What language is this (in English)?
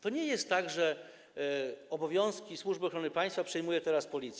Polish